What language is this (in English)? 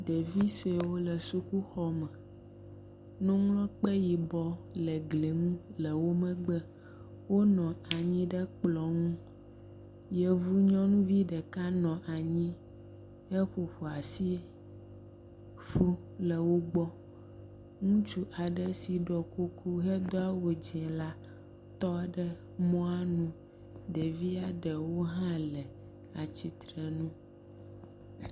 Ewe